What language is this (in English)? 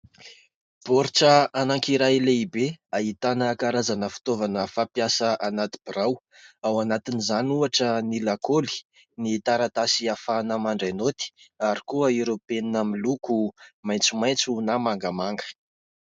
Malagasy